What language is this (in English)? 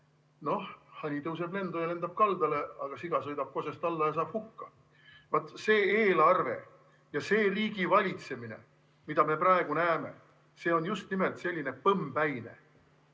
Estonian